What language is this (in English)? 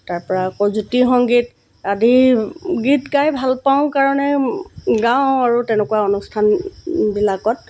Assamese